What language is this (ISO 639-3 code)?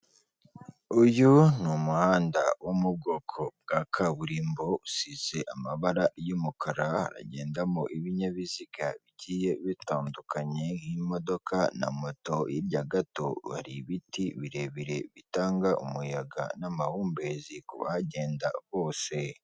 kin